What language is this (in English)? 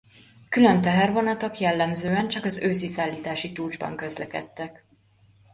Hungarian